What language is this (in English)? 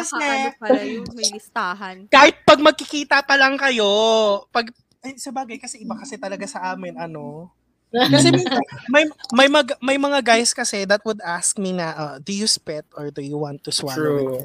Filipino